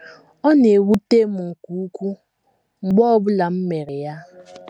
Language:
Igbo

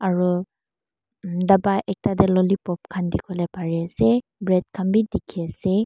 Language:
Naga Pidgin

